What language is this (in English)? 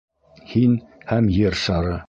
Bashkir